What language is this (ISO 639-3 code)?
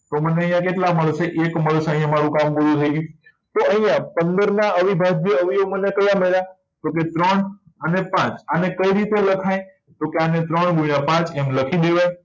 guj